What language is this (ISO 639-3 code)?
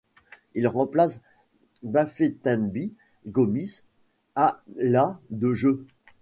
fra